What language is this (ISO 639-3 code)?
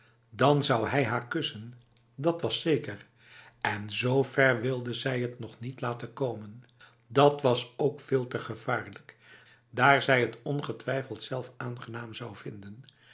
nld